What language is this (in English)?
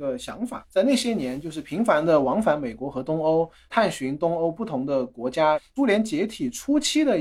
Chinese